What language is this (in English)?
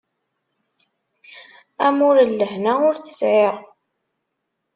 Kabyle